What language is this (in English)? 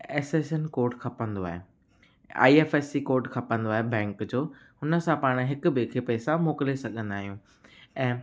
Sindhi